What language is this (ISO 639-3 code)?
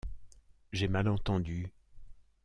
fra